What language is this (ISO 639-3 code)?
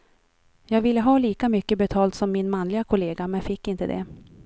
swe